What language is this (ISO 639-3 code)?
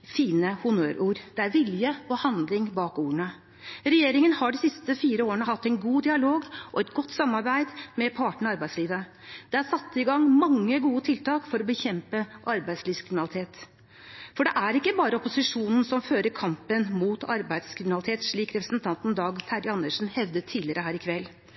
nob